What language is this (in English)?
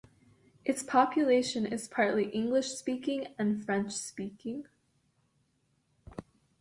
English